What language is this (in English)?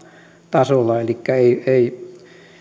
Finnish